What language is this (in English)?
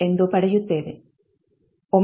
Kannada